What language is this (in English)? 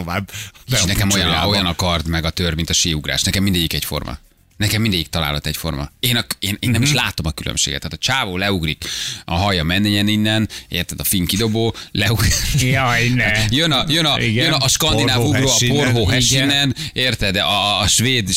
Hungarian